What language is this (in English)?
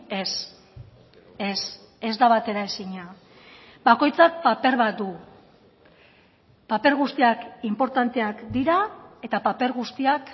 Basque